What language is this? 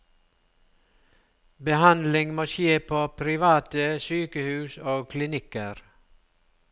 Norwegian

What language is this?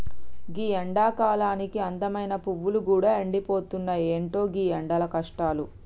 Telugu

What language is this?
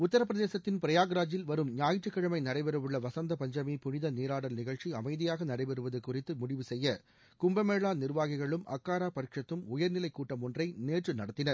Tamil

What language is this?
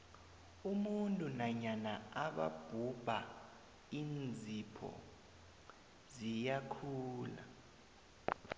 South Ndebele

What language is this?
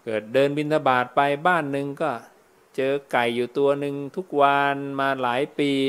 Thai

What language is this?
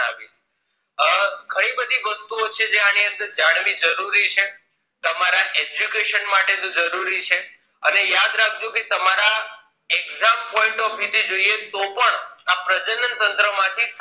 Gujarati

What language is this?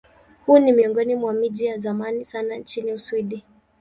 Swahili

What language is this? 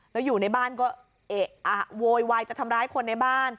Thai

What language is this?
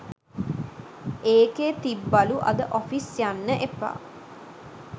Sinhala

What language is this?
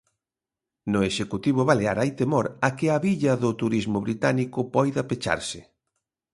Galician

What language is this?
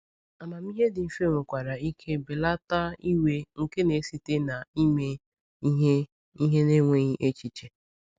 Igbo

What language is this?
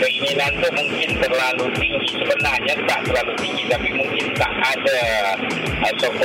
Malay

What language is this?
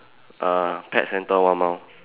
English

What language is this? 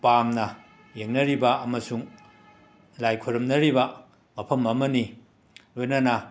Manipuri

